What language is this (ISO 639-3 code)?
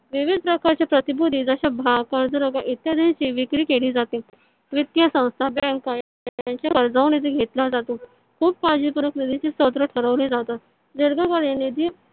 mar